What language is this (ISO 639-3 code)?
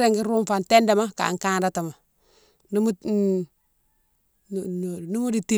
msw